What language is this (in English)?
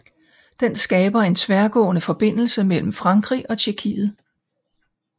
Danish